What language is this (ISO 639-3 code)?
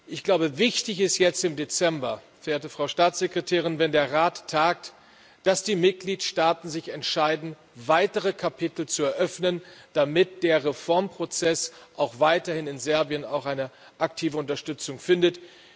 deu